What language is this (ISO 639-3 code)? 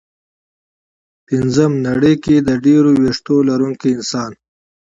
pus